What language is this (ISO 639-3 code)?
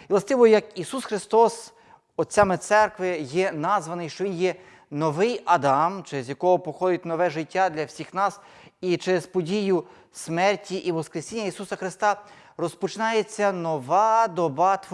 ukr